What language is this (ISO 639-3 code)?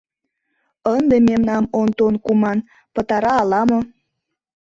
chm